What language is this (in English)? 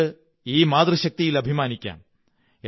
Malayalam